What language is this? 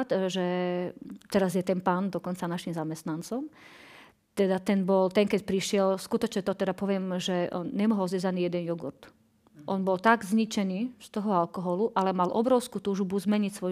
Slovak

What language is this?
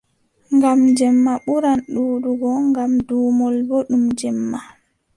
Adamawa Fulfulde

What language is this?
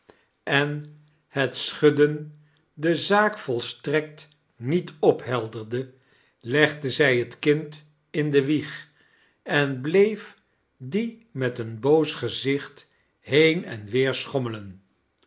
Dutch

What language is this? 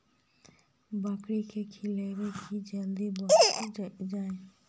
Magahi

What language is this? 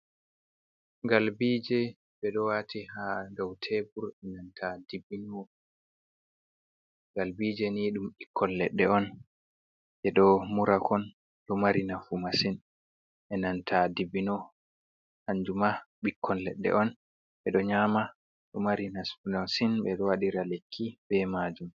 Fula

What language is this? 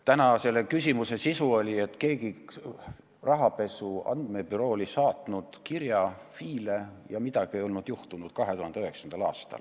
Estonian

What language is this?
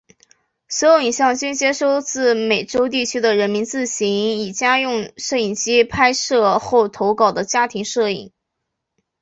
Chinese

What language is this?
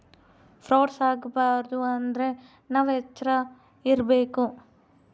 Kannada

